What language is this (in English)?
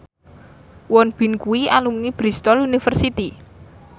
Javanese